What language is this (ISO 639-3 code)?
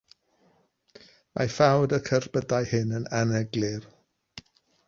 cym